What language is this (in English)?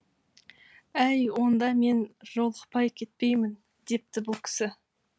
Kazakh